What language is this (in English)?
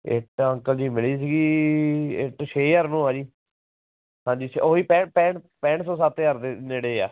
Punjabi